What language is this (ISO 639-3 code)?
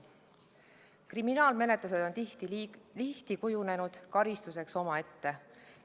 est